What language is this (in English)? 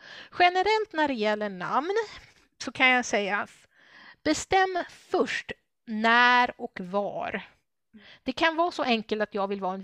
Swedish